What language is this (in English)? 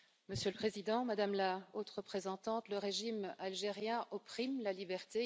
French